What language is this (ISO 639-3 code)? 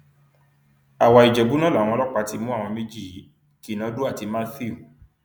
yor